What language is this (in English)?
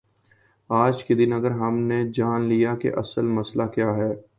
Urdu